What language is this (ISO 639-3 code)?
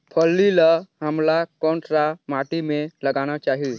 hne